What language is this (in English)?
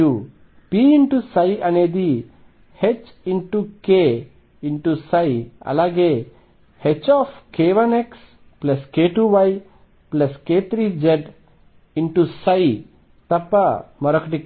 Telugu